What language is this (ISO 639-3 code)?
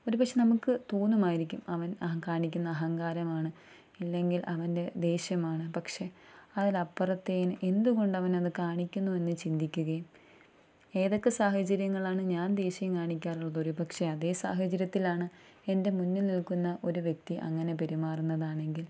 mal